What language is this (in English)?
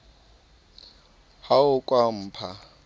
Southern Sotho